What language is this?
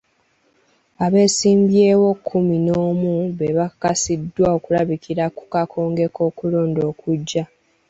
Ganda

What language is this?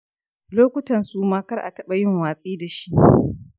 Hausa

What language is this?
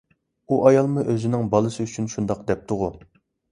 Uyghur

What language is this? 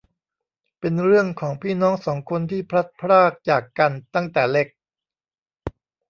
Thai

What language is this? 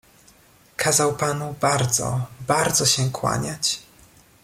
Polish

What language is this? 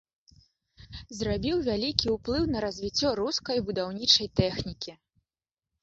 Belarusian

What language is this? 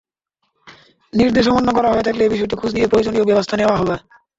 Bangla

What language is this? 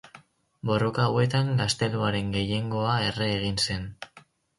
Basque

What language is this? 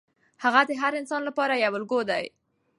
Pashto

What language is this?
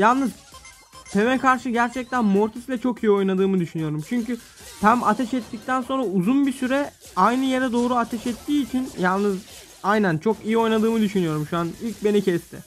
Turkish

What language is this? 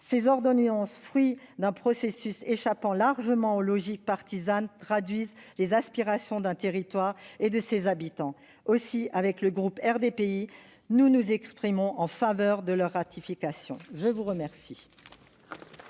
French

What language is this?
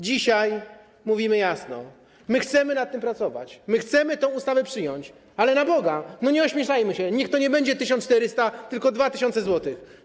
Polish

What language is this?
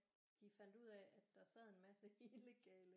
Danish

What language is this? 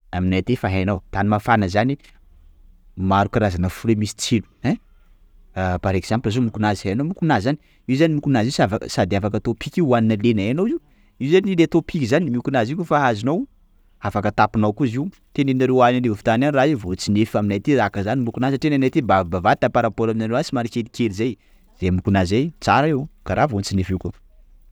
Sakalava Malagasy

